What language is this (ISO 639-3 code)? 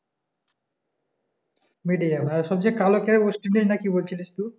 ben